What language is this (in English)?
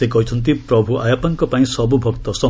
Odia